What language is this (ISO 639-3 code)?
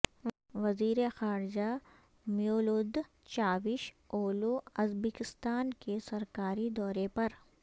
urd